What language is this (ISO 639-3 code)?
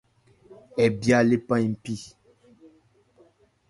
ebr